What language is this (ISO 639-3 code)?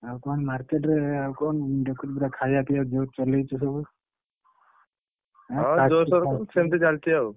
ori